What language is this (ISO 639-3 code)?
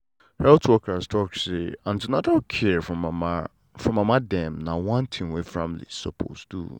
pcm